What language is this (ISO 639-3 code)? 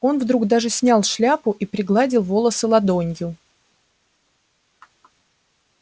rus